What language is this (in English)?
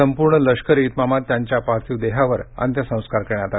Marathi